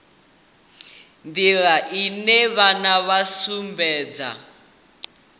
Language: Venda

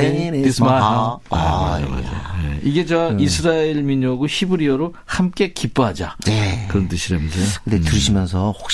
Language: Korean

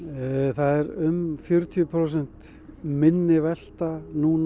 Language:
Icelandic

